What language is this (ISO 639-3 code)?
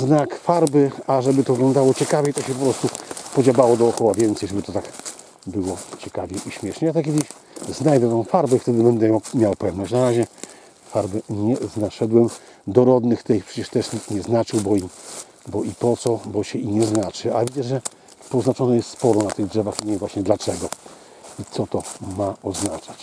pol